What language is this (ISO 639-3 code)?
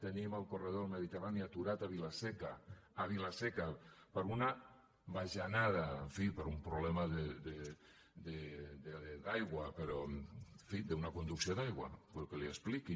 cat